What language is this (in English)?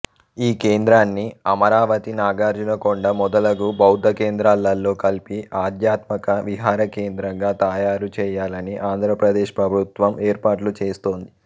Telugu